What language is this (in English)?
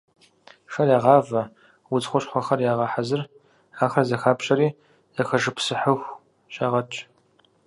Kabardian